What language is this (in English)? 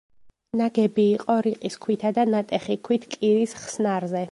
Georgian